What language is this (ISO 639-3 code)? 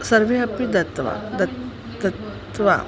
san